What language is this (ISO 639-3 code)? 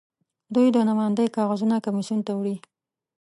pus